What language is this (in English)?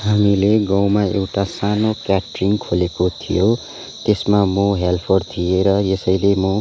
Nepali